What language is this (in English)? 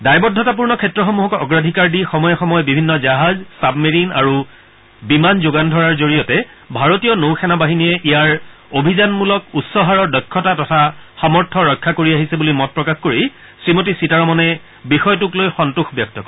Assamese